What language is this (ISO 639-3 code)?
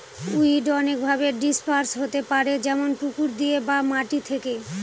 ben